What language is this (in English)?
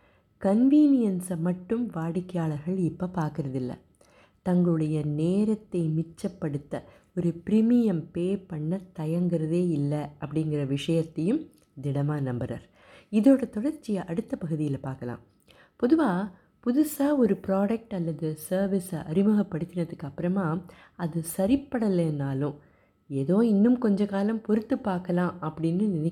Tamil